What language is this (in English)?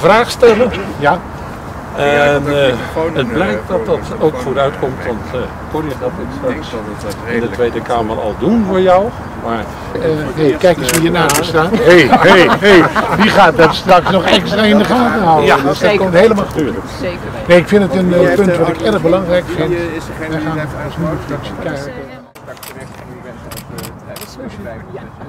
Dutch